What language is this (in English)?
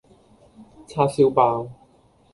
Cantonese